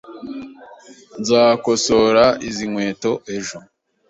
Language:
Kinyarwanda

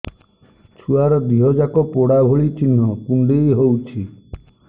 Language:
Odia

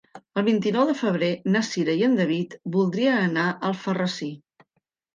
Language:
Catalan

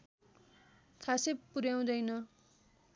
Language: Nepali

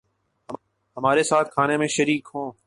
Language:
Urdu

